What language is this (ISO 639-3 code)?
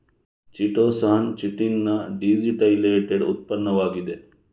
kan